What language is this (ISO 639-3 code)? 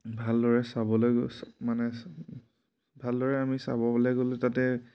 asm